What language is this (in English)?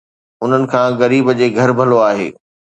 Sindhi